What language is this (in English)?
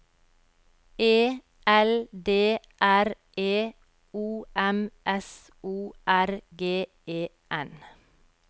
Norwegian